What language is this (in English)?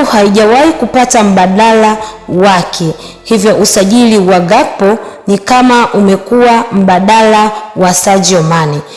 Swahili